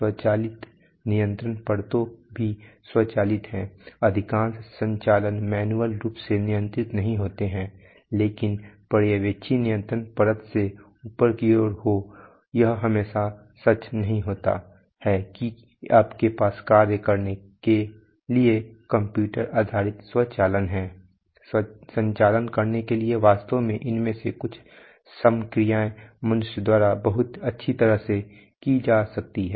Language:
Hindi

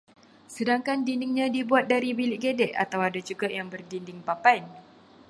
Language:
Malay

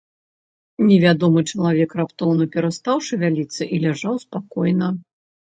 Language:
Belarusian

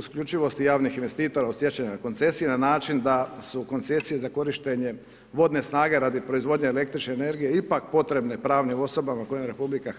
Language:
Croatian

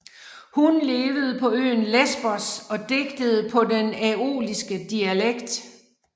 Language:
Danish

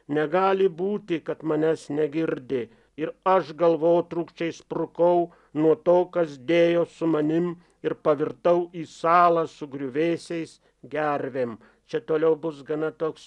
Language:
Lithuanian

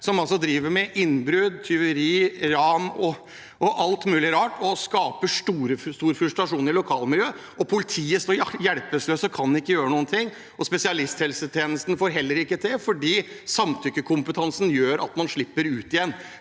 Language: Norwegian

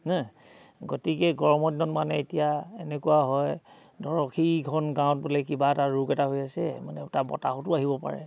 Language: Assamese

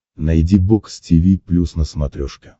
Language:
Russian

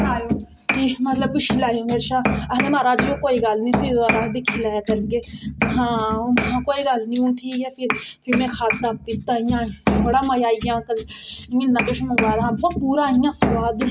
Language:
Dogri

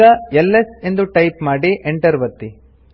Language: Kannada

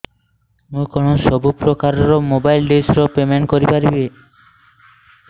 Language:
Odia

